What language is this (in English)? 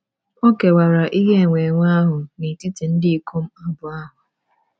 Igbo